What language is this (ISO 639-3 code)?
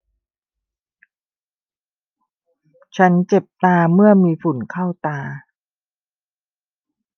tha